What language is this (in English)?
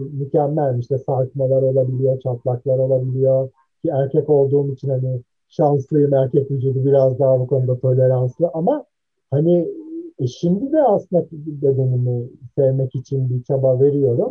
Turkish